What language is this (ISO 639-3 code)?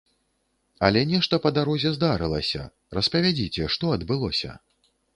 bel